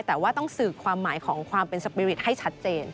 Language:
Thai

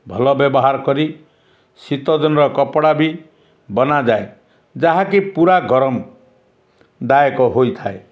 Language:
Odia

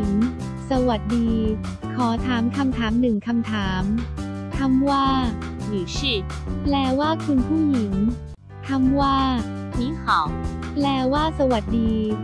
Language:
Thai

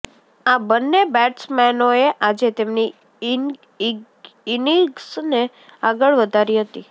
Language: Gujarati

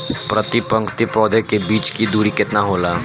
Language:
Bhojpuri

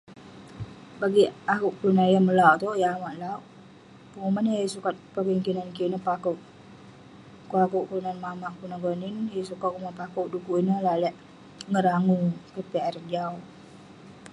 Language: Western Penan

